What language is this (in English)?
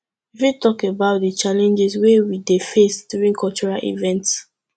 Nigerian Pidgin